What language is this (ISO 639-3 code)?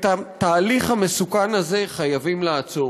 heb